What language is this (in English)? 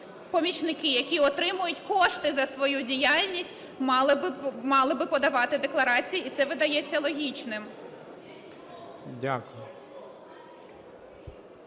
Ukrainian